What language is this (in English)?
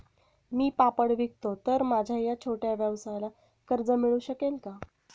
Marathi